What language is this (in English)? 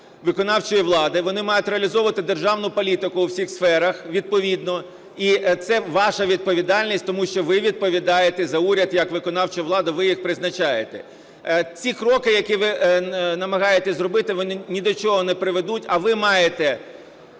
Ukrainian